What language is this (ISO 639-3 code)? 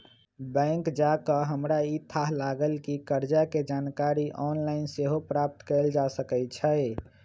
mag